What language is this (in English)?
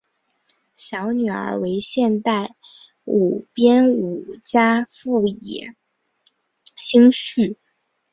Chinese